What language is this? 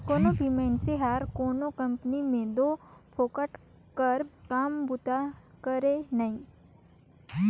Chhattisgarhi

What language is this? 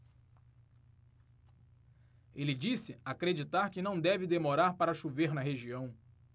Portuguese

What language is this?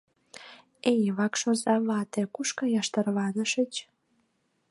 Mari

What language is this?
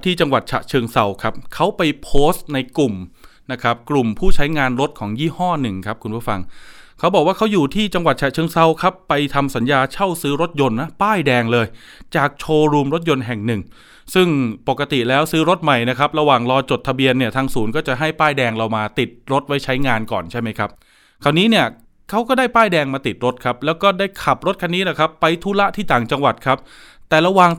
Thai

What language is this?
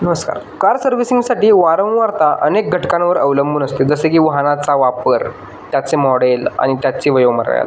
Marathi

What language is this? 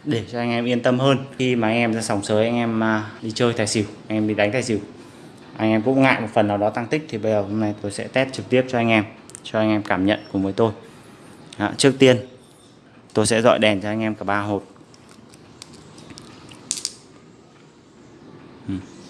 Vietnamese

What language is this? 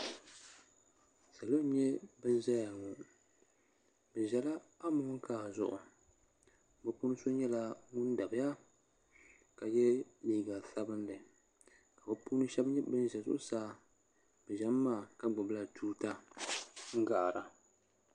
Dagbani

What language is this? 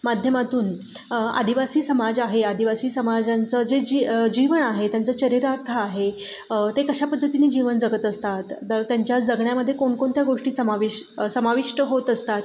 Marathi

